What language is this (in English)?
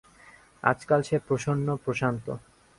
Bangla